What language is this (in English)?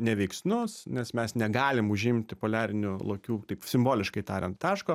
Lithuanian